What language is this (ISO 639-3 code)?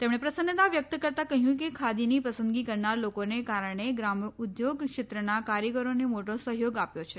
guj